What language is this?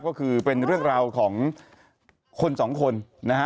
Thai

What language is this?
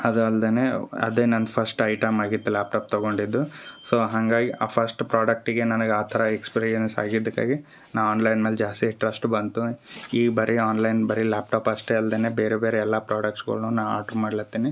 Kannada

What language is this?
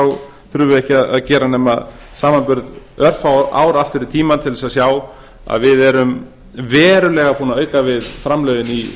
Icelandic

